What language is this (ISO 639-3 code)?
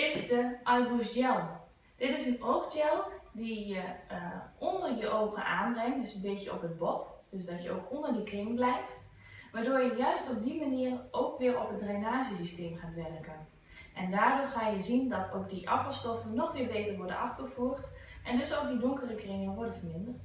nld